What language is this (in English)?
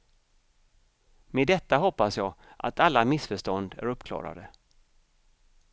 Swedish